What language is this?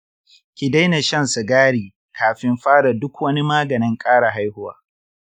Hausa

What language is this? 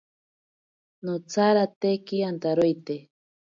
Ashéninka Perené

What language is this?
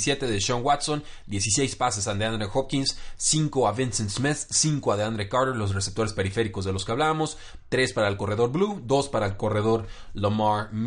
Spanish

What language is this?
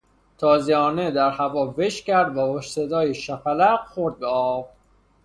Persian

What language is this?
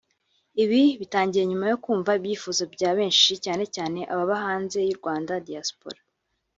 Kinyarwanda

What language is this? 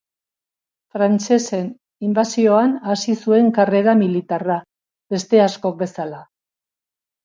Basque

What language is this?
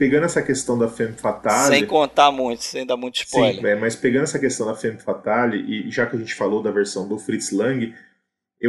Portuguese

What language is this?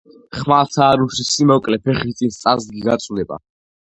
Georgian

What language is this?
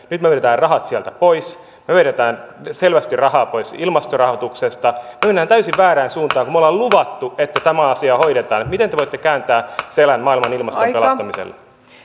Finnish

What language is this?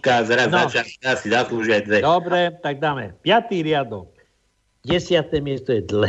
Slovak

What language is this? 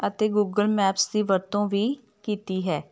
Punjabi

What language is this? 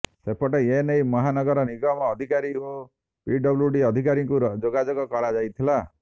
Odia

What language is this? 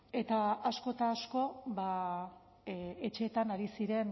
Basque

